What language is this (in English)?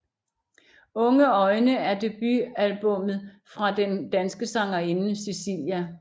Danish